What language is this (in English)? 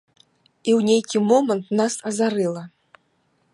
Belarusian